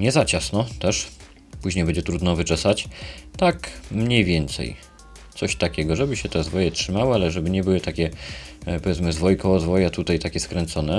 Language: Polish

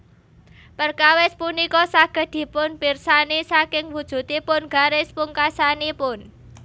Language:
Javanese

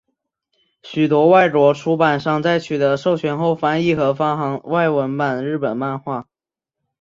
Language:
Chinese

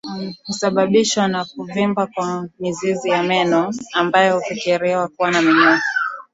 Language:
Swahili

